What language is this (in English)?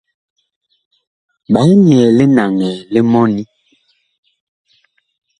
Bakoko